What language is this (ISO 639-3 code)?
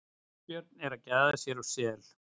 isl